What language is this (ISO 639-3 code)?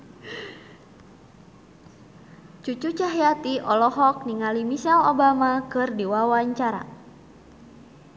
sun